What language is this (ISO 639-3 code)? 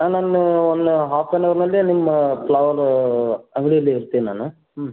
kan